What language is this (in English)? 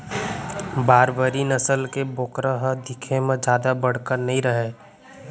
Chhattisgarhi